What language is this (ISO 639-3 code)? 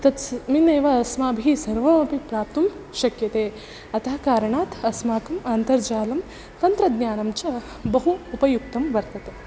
san